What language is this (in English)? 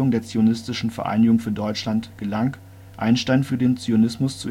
German